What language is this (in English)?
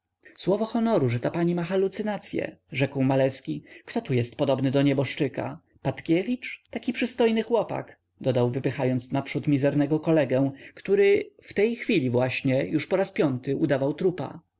Polish